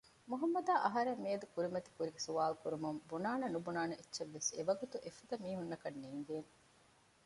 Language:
Divehi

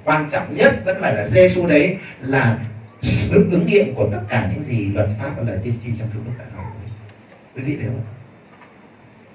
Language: Vietnamese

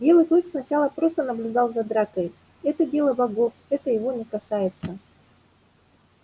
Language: Russian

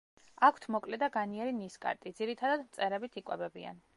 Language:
Georgian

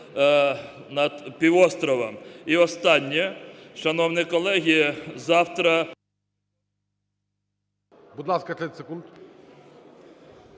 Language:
Ukrainian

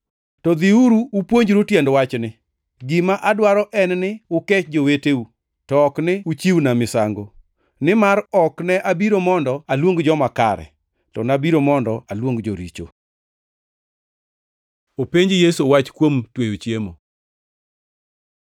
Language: Luo (Kenya and Tanzania)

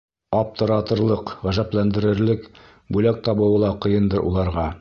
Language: Bashkir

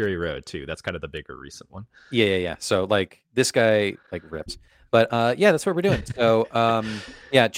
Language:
English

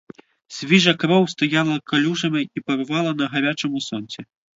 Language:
Ukrainian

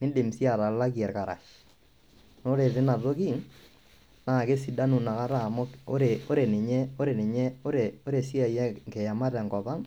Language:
Masai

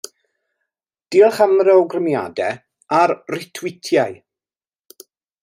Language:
Welsh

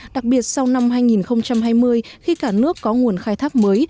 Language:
Vietnamese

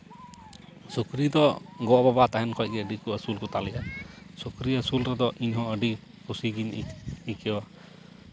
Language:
Santali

